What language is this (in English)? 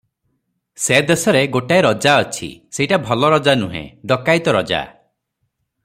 Odia